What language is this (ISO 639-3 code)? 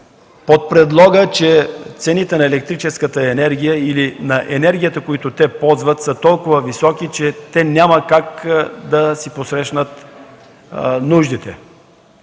bul